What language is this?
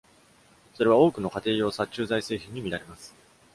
Japanese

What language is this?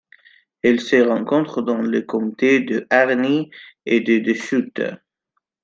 French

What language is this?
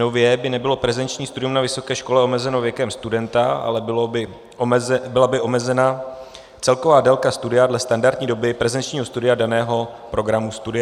Czech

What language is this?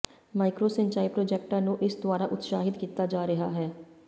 Punjabi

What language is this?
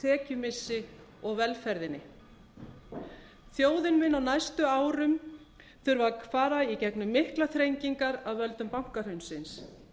Icelandic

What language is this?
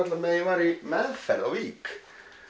Icelandic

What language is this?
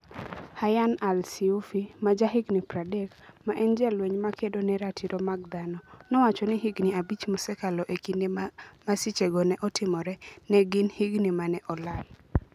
Luo (Kenya and Tanzania)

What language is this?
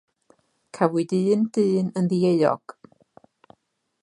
Welsh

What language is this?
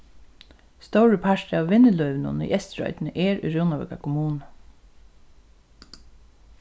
Faroese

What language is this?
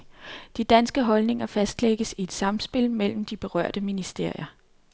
Danish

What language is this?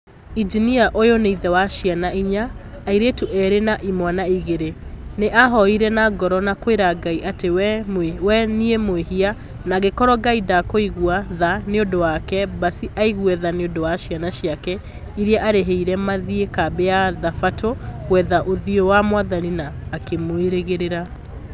Kikuyu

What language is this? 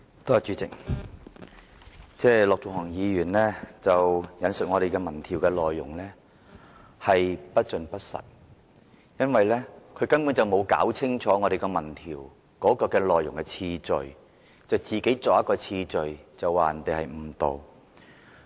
Cantonese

